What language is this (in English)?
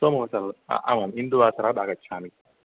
Sanskrit